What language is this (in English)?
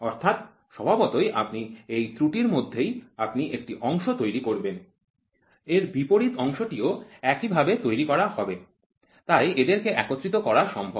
Bangla